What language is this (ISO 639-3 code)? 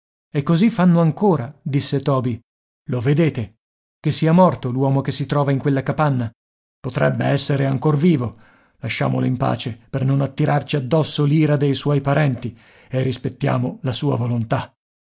ita